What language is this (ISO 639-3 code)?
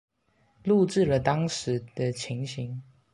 zho